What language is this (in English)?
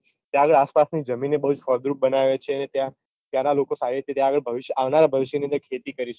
Gujarati